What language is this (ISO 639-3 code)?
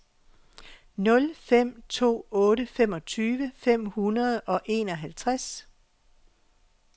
dan